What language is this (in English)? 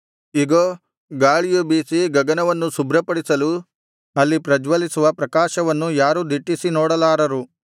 Kannada